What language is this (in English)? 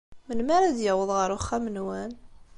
Kabyle